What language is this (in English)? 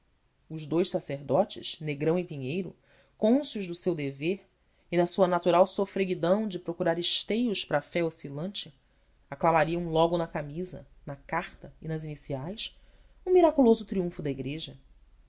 Portuguese